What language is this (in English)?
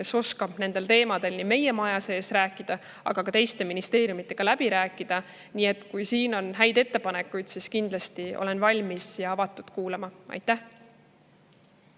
Estonian